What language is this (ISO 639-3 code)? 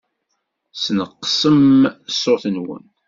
kab